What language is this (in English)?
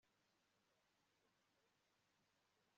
Kinyarwanda